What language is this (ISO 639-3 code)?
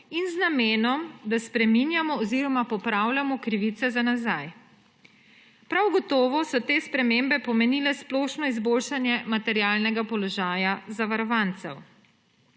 slv